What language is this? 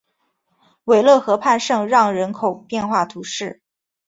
Chinese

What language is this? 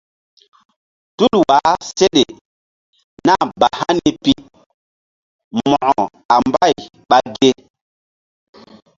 Mbum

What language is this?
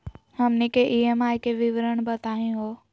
Magahi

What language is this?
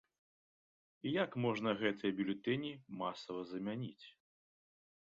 Belarusian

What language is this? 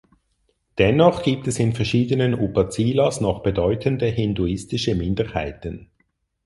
German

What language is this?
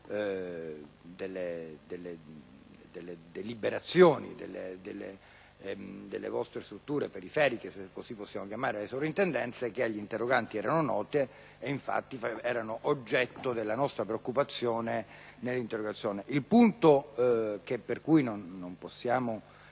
Italian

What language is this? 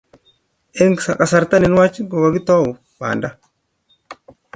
Kalenjin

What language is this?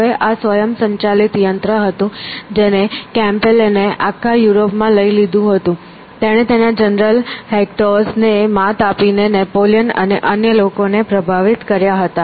Gujarati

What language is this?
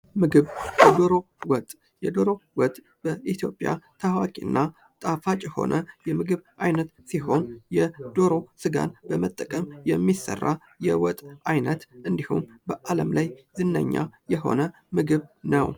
Amharic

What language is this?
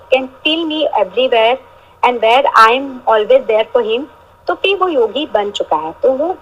Hindi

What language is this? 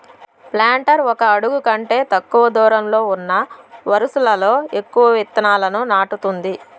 Telugu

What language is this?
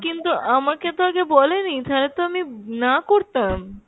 Bangla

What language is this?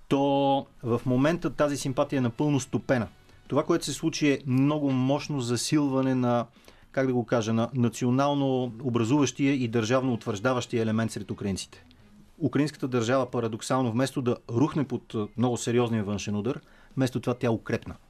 Bulgarian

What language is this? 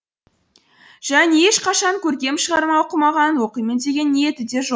Kazakh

